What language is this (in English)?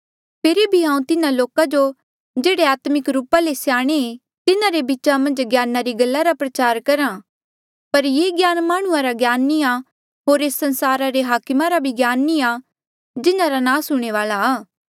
Mandeali